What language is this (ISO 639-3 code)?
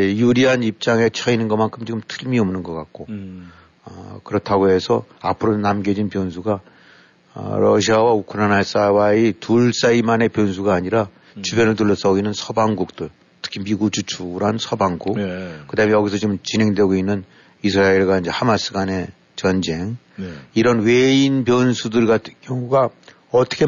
kor